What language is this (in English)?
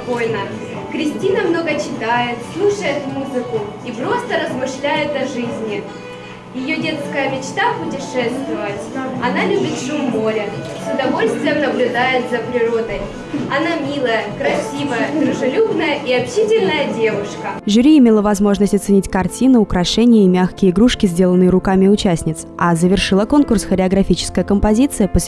Russian